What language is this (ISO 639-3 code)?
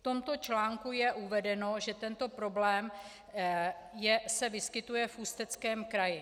ces